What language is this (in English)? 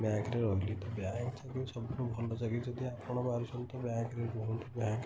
Odia